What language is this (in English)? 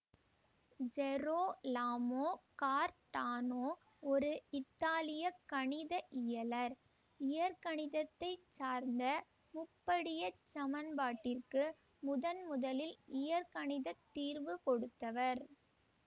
Tamil